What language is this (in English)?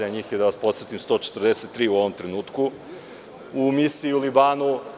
Serbian